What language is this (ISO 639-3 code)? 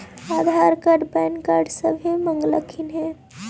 mag